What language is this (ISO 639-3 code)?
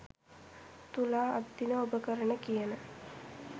sin